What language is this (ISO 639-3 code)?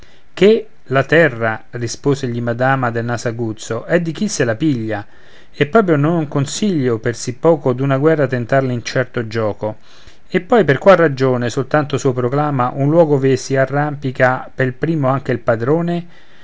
ita